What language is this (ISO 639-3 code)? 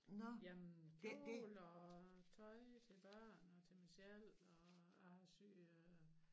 dan